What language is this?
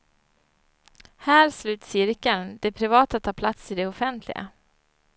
Swedish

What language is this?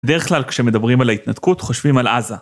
Hebrew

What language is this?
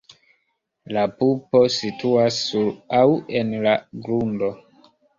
Esperanto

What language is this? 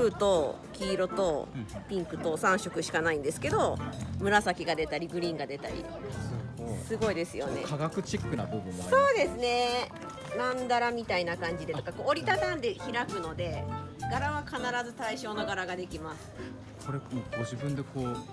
Japanese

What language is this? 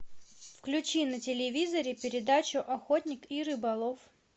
Russian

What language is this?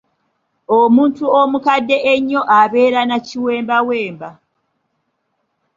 Ganda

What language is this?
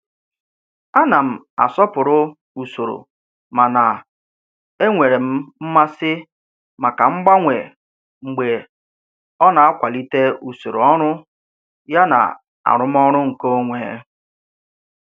Igbo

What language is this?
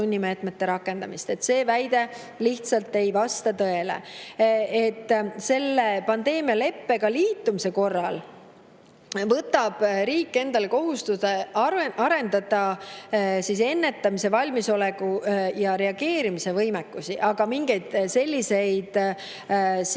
Estonian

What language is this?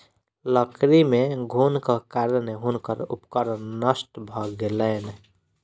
Maithili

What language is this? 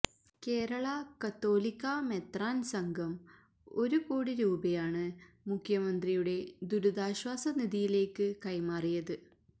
Malayalam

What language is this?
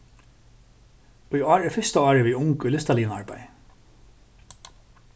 Faroese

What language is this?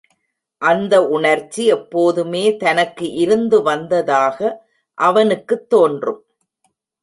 Tamil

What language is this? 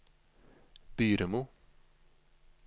Norwegian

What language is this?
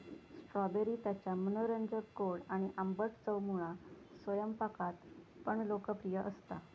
Marathi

